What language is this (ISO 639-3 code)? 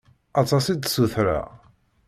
kab